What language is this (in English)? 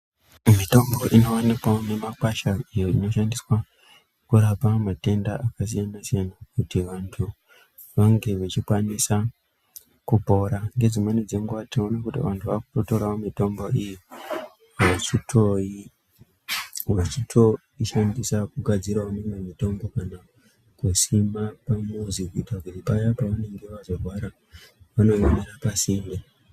Ndau